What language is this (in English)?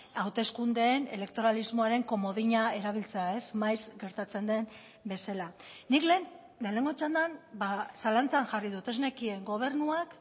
Basque